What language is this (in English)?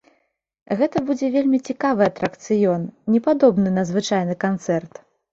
Belarusian